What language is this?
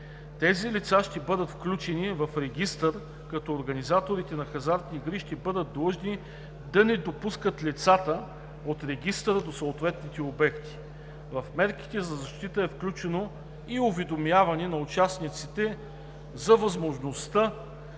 Bulgarian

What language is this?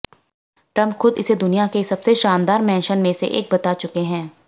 Hindi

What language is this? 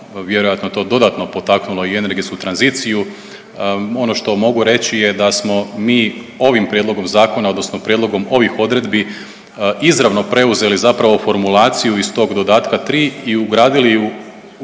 Croatian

